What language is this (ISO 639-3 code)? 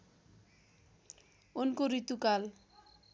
nep